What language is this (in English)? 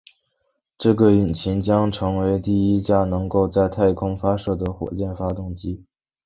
Chinese